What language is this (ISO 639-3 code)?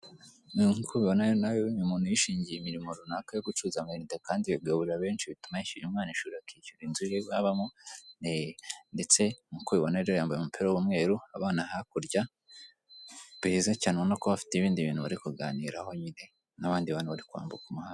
kin